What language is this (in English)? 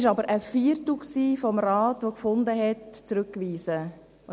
Swiss German